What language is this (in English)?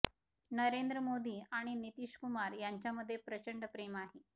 Marathi